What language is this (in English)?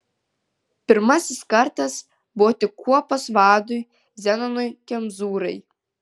Lithuanian